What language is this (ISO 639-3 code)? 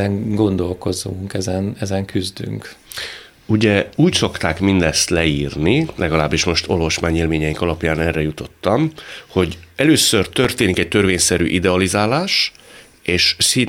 hun